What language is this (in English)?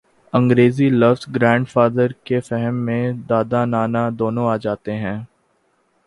Urdu